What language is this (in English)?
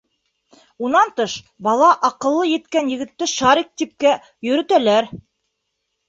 Bashkir